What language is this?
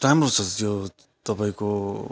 Nepali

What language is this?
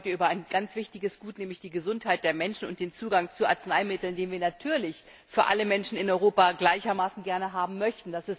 German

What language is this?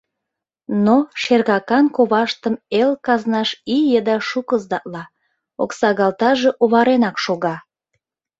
Mari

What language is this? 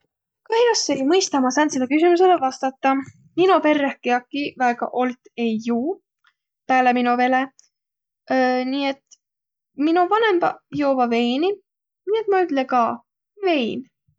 Võro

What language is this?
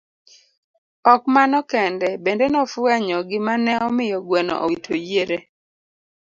Luo (Kenya and Tanzania)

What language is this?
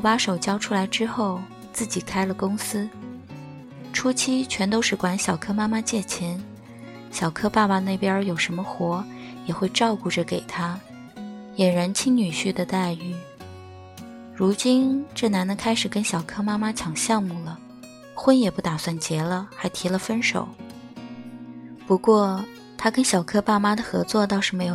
Chinese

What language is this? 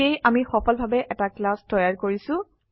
Assamese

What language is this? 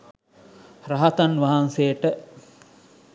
Sinhala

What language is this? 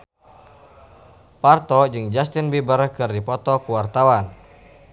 Sundanese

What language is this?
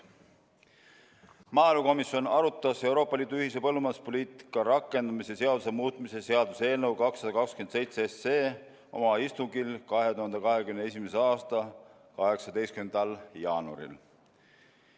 Estonian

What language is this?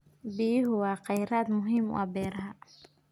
Somali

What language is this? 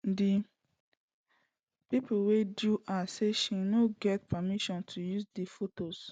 Nigerian Pidgin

